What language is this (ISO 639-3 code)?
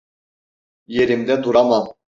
tur